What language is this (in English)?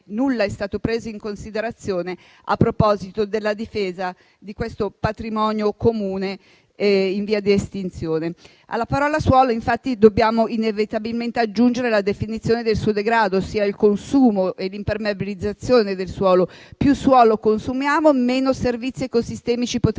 Italian